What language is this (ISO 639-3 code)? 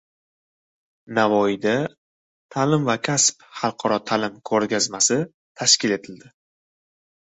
uzb